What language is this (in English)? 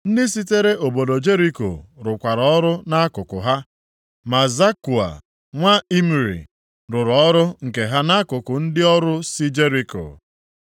Igbo